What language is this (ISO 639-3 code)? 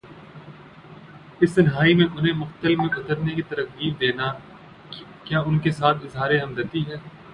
urd